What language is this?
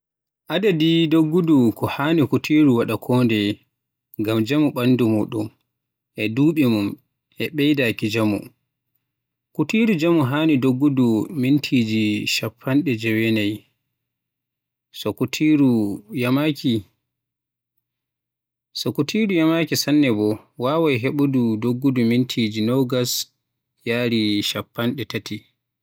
Western Niger Fulfulde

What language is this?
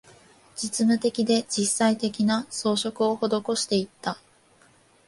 Japanese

